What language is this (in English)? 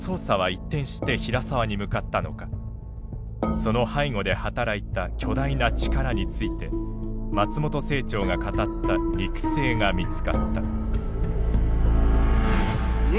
Japanese